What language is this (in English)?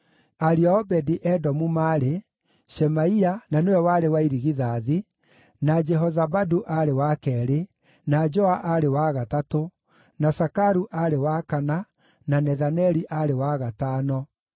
Kikuyu